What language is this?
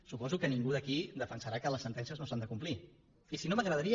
Catalan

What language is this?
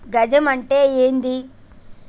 Telugu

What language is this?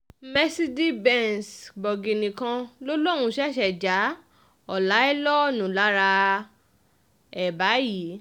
Yoruba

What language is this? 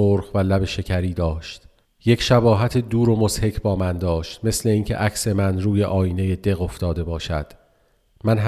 Persian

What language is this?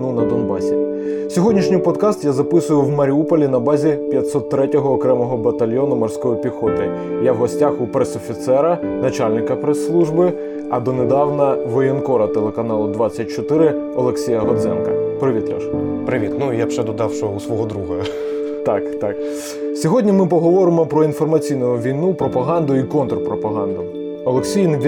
Ukrainian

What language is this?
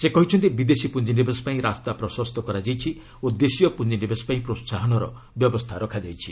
Odia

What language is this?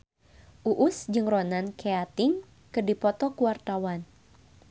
Sundanese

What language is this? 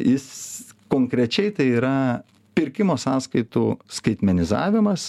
Lithuanian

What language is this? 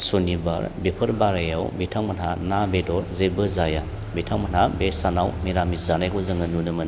Bodo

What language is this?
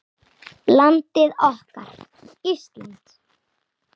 Icelandic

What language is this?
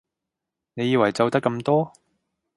Cantonese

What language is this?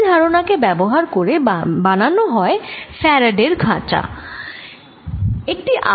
Bangla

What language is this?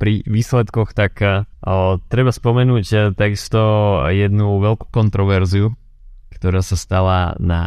Slovak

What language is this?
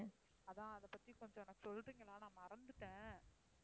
Tamil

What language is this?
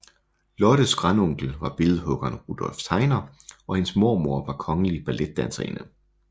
Danish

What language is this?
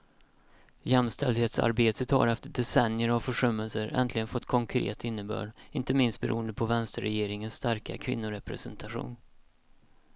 Swedish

